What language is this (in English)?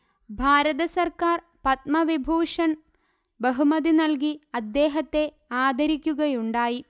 Malayalam